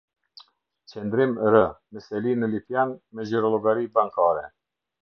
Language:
Albanian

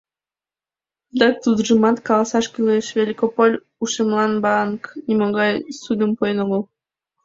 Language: Mari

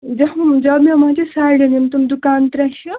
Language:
Kashmiri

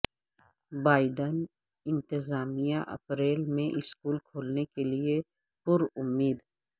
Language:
Urdu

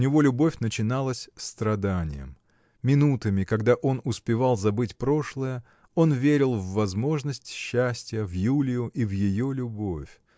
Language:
Russian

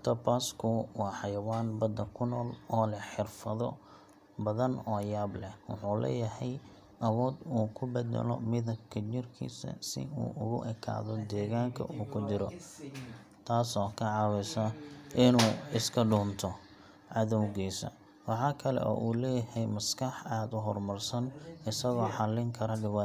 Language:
Somali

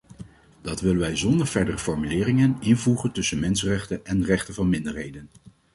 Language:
Dutch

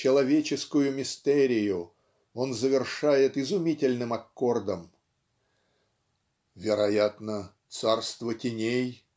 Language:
Russian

